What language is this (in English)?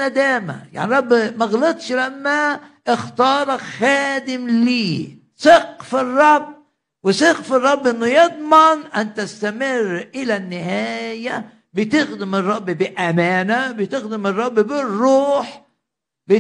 Arabic